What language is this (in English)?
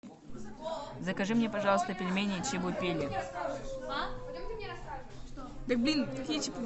Russian